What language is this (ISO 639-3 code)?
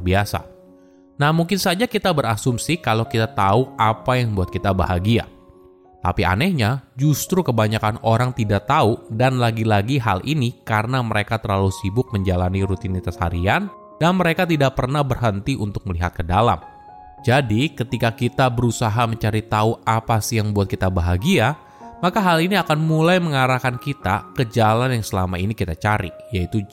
ind